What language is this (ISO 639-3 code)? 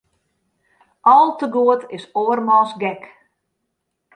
fry